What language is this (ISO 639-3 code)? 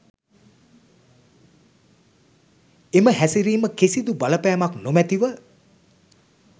sin